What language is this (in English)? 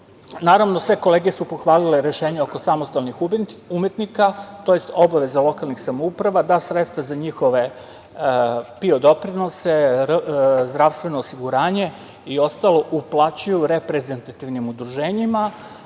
Serbian